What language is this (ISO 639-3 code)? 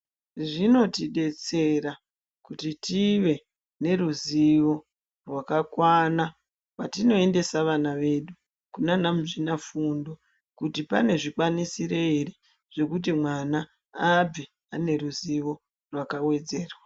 ndc